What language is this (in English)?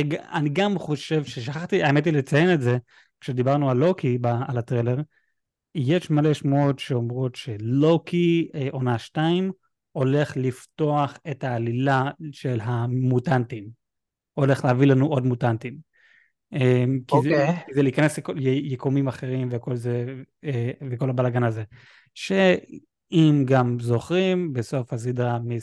Hebrew